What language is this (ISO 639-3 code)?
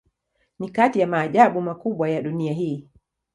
swa